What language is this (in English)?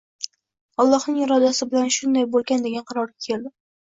Uzbek